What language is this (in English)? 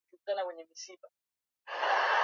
Swahili